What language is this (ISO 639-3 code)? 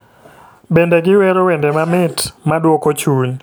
luo